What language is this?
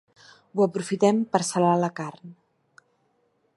Catalan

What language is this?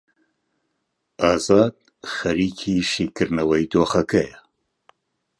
Central Kurdish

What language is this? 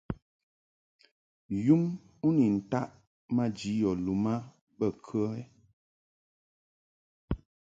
Mungaka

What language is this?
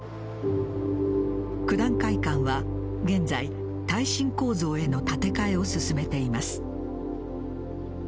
Japanese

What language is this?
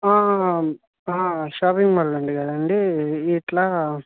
Telugu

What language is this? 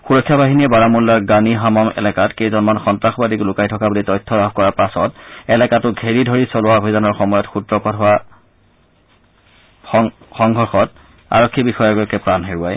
Assamese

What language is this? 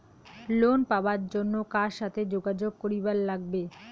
Bangla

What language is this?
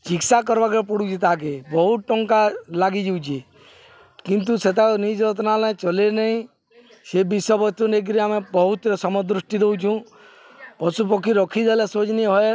Odia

